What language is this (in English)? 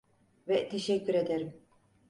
Turkish